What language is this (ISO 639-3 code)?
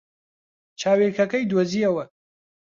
ckb